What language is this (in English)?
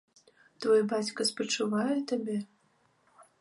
Belarusian